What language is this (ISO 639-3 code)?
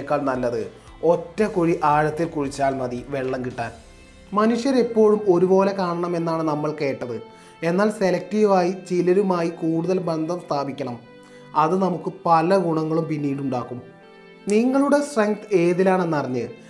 mal